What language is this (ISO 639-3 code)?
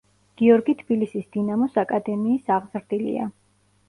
kat